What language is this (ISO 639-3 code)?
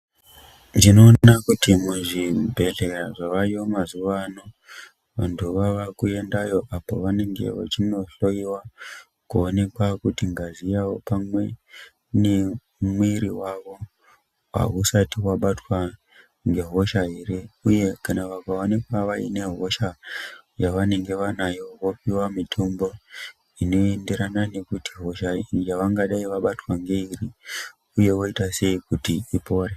ndc